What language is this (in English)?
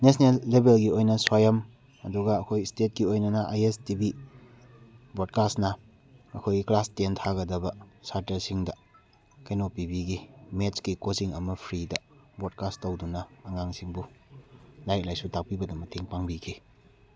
Manipuri